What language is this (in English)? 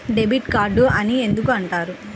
Telugu